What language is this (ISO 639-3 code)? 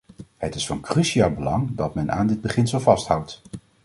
nld